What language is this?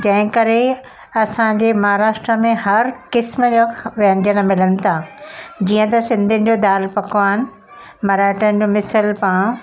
Sindhi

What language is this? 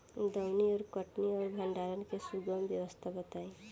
Bhojpuri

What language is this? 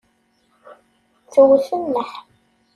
Kabyle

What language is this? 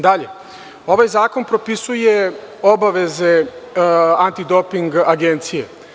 Serbian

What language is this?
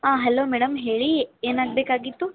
Kannada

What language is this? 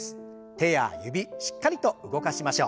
Japanese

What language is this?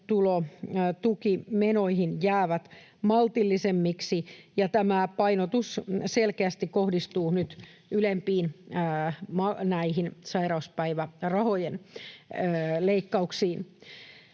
Finnish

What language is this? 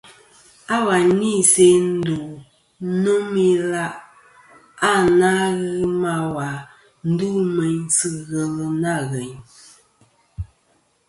Kom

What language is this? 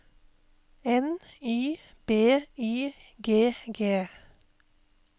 Norwegian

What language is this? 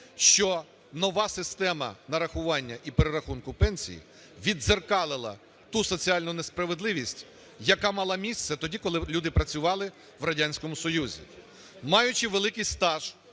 Ukrainian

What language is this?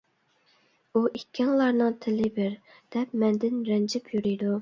Uyghur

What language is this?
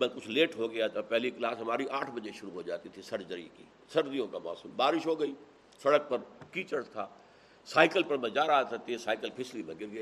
Urdu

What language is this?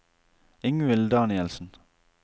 Norwegian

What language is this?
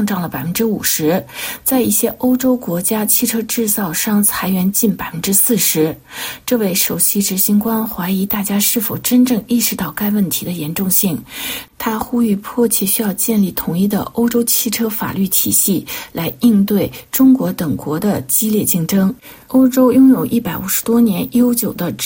Chinese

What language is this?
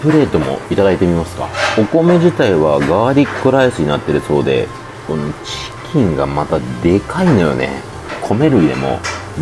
Japanese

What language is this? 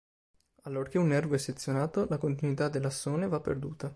Italian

